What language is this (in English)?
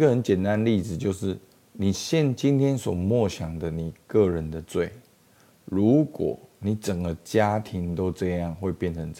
Chinese